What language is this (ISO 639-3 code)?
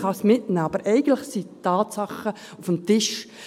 gsw